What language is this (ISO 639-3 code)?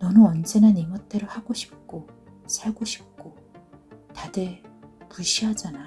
kor